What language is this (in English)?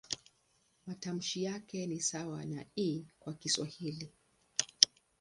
Swahili